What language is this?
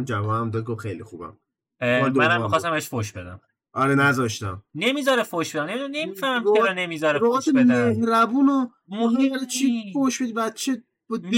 Persian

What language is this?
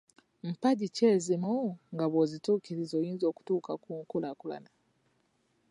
Ganda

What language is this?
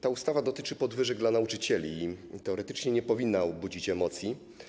Polish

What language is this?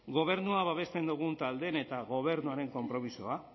Basque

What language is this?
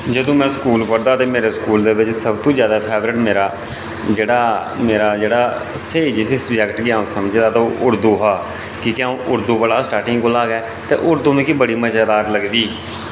Dogri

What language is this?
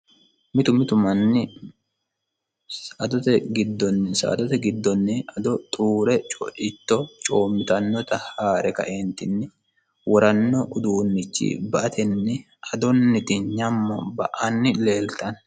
Sidamo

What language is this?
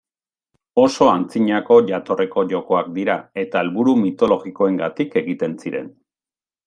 Basque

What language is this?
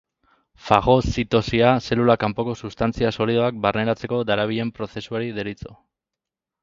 Basque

